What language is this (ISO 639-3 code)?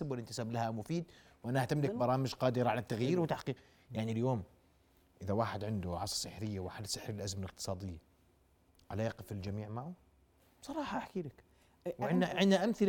ara